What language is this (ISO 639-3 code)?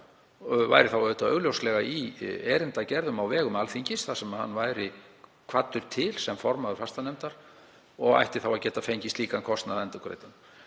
isl